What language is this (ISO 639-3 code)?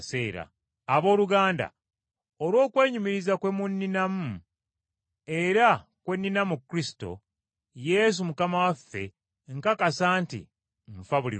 lug